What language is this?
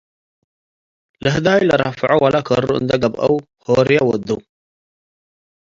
Tigre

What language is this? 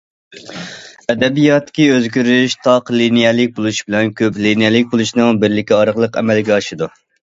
Uyghur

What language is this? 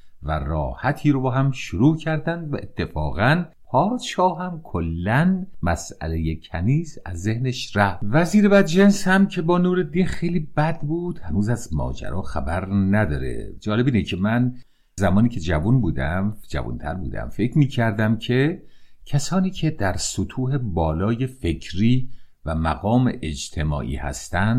Persian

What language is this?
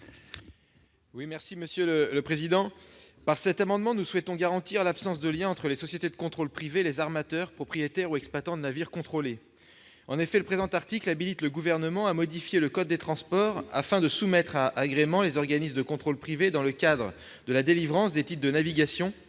French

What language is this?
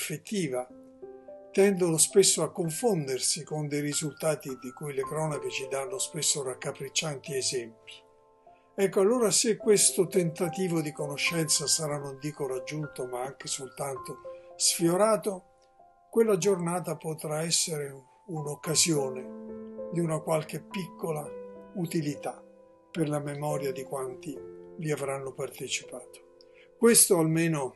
Italian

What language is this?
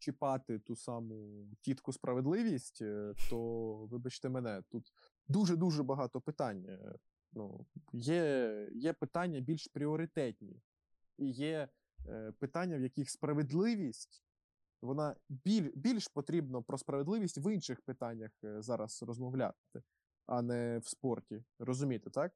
Ukrainian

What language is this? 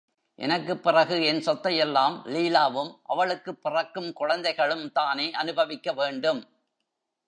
Tamil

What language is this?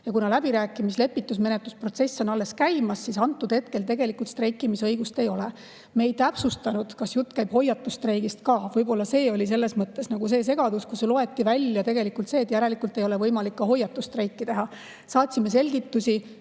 Estonian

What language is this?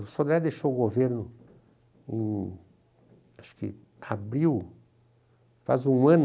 Portuguese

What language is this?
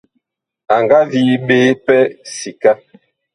Bakoko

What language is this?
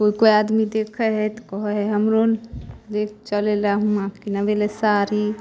Maithili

